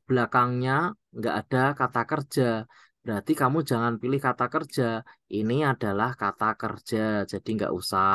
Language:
Indonesian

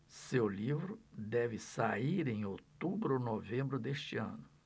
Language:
Portuguese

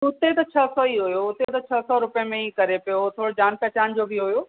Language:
Sindhi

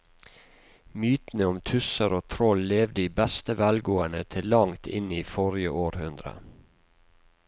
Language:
Norwegian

